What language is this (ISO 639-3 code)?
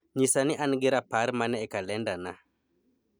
luo